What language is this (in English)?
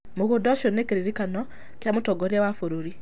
Kikuyu